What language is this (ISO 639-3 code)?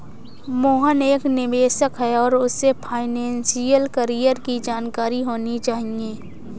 hin